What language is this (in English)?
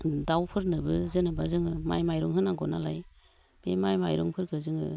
Bodo